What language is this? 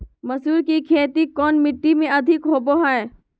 Magahi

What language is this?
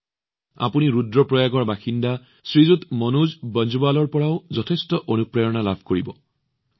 Assamese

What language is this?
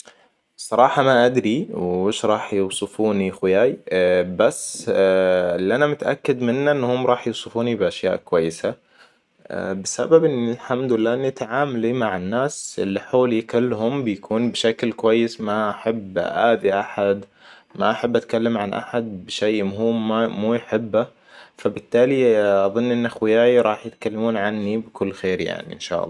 Hijazi Arabic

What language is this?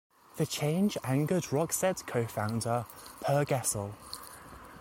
English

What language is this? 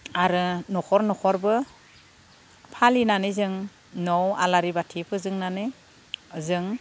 Bodo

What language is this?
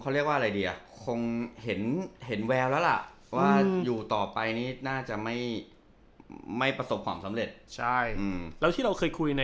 Thai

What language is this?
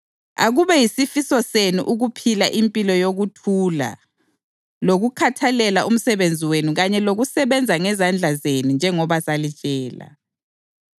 North Ndebele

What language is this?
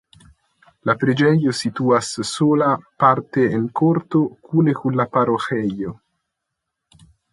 Esperanto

